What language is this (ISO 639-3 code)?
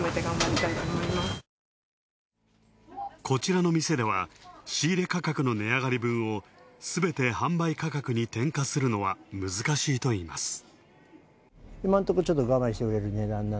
jpn